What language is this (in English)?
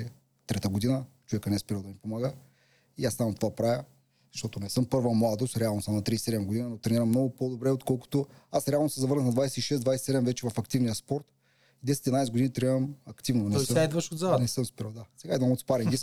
Bulgarian